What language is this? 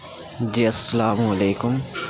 Urdu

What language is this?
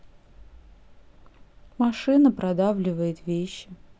Russian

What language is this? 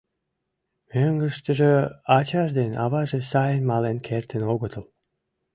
Mari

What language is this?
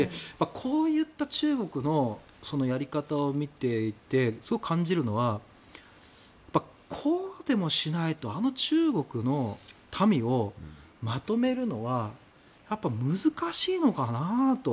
Japanese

